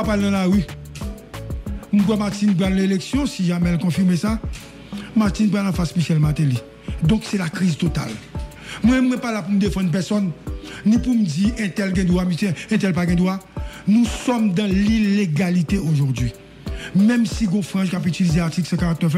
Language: French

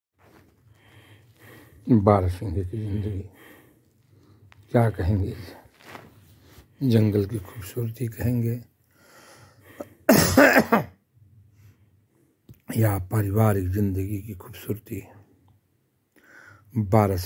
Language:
Hindi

